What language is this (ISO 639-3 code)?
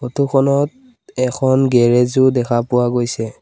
asm